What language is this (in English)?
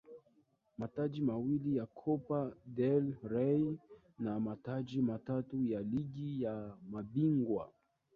Swahili